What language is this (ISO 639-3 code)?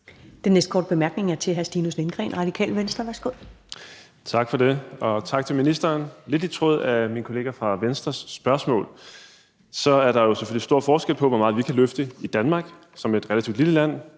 dan